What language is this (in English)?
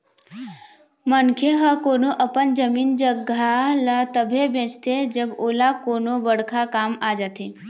Chhattisgarhi